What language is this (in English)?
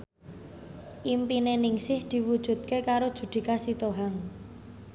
Javanese